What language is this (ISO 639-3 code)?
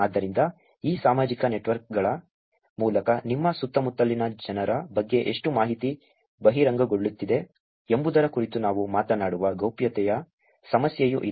kan